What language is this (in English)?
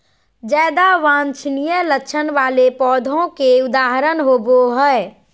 Magahi